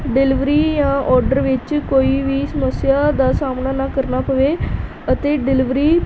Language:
Punjabi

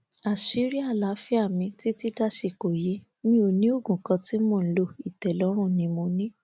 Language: Yoruba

